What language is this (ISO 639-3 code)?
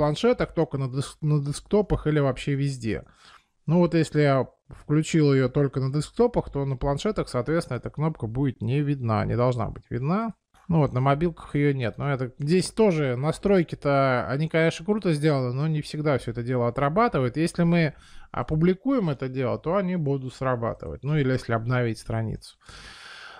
rus